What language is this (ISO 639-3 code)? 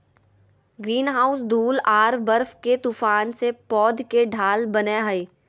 mag